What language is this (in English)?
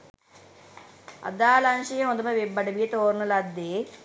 Sinhala